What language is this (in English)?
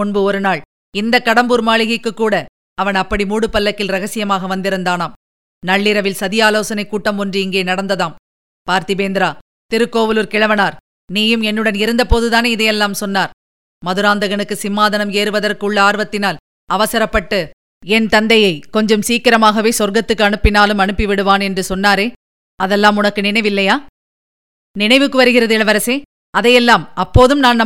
Tamil